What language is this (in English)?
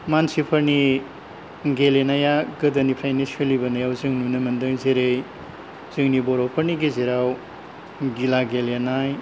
Bodo